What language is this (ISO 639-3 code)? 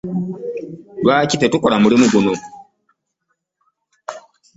lug